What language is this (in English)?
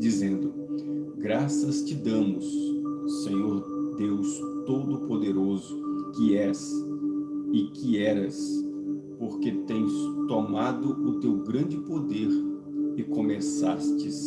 Portuguese